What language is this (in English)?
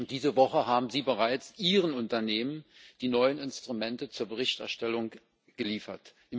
German